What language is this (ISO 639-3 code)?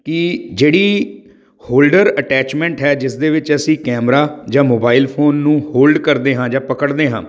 pan